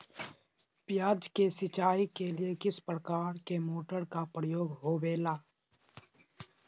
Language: Magahi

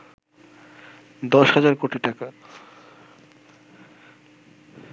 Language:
Bangla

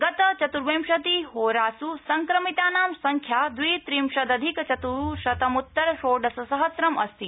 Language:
Sanskrit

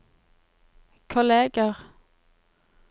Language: Norwegian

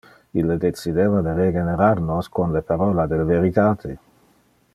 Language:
Interlingua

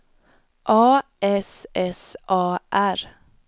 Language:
Swedish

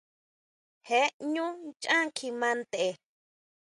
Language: Huautla Mazatec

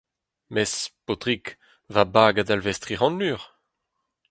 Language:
Breton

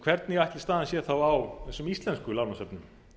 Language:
Icelandic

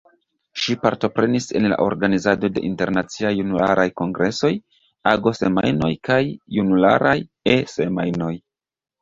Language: Esperanto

